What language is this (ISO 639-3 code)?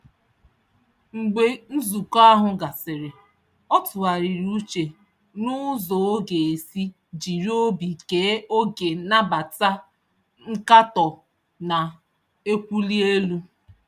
ibo